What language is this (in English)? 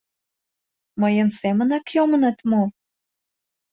Mari